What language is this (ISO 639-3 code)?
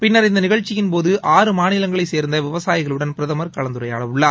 tam